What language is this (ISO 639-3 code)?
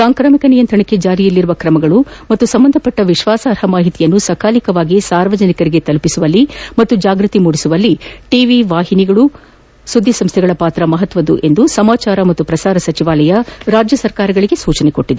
kan